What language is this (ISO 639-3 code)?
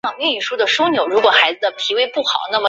zho